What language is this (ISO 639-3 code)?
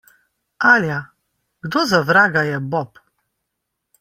slv